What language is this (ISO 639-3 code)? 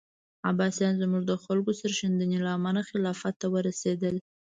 pus